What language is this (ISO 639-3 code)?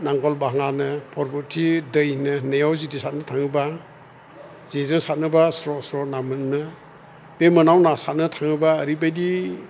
brx